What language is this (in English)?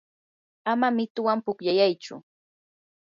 Yanahuanca Pasco Quechua